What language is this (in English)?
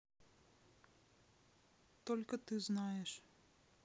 Russian